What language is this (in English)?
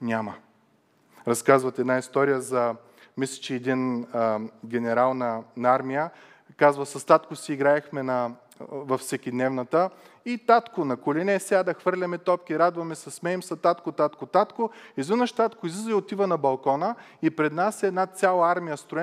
Bulgarian